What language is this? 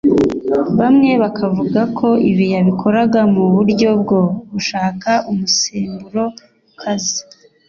Kinyarwanda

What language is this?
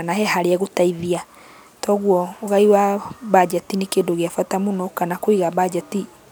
Kikuyu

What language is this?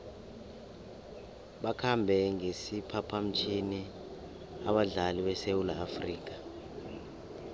South Ndebele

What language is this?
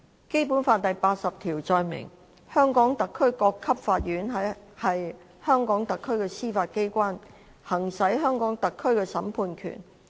Cantonese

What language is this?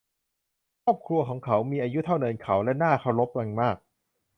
Thai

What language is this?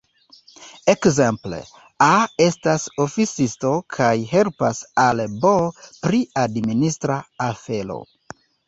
Esperanto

